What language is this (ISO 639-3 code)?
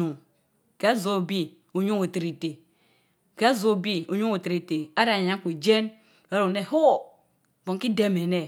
mfo